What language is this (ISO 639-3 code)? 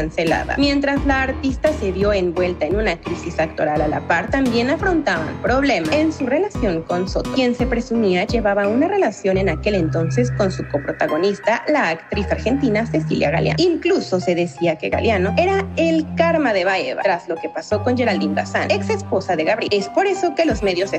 spa